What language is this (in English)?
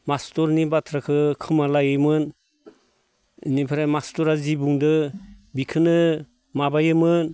Bodo